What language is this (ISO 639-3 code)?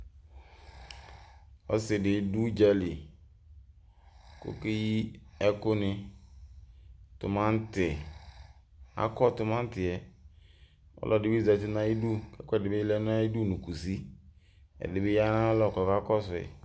kpo